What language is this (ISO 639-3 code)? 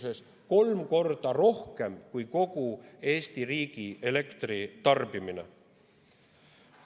est